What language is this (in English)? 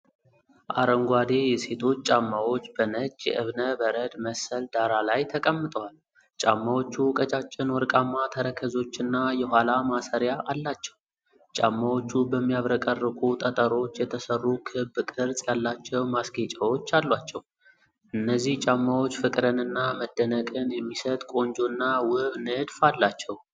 Amharic